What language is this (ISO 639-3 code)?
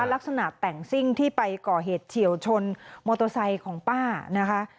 tha